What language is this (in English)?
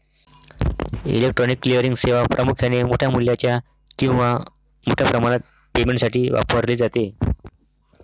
Marathi